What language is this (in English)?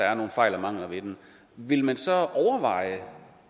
Danish